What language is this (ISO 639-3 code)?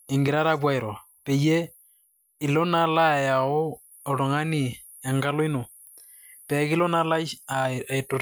mas